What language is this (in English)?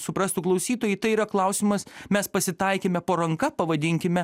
Lithuanian